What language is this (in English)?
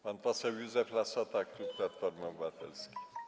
Polish